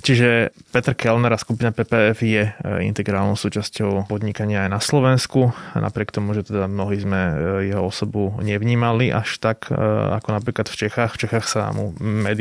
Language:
Slovak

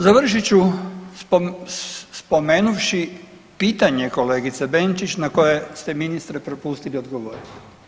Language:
Croatian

